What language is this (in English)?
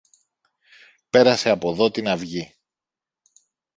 Greek